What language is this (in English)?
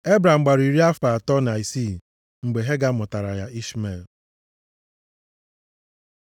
Igbo